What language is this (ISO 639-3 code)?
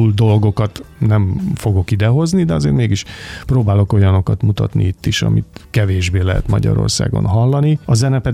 hun